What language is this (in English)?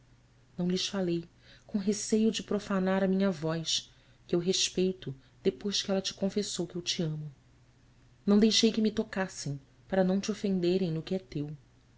Portuguese